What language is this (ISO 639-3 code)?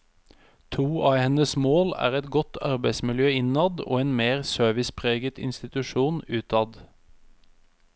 nor